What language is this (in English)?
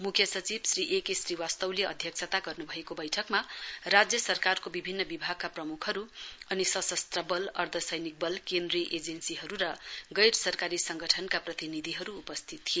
Nepali